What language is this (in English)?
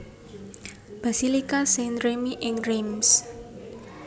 Javanese